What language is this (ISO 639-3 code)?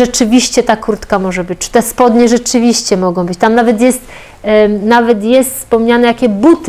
pol